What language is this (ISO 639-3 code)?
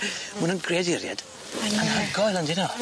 cym